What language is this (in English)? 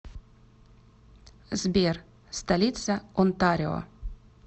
Russian